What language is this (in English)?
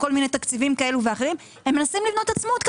Hebrew